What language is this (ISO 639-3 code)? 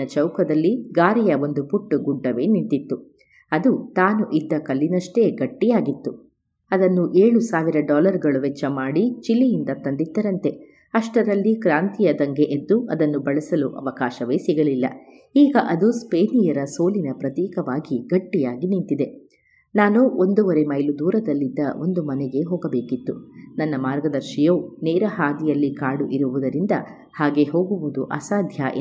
kan